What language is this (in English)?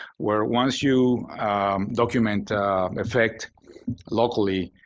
English